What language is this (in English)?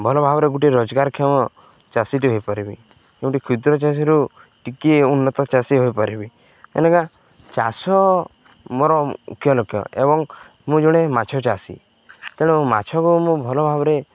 Odia